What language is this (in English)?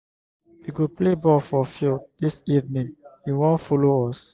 Nigerian Pidgin